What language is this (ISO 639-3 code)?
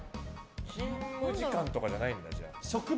jpn